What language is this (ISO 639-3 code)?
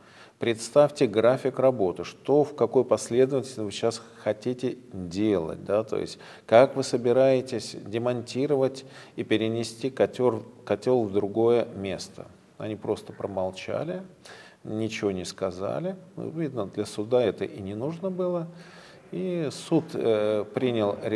rus